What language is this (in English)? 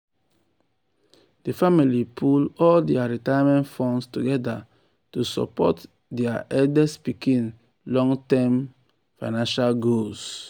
Nigerian Pidgin